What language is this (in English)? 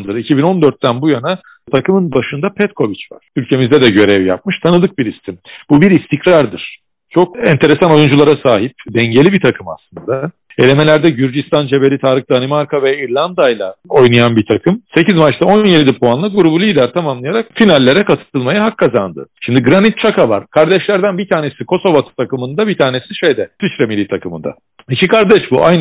Turkish